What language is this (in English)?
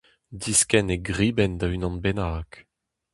Breton